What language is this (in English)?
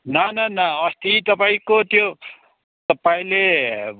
Nepali